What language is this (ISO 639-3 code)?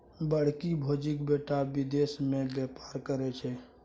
mai